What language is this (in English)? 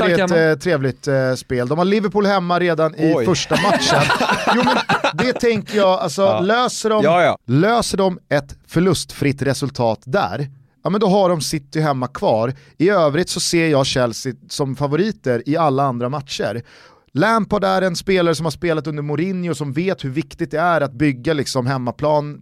Swedish